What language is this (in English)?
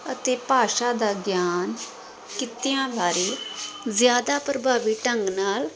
Punjabi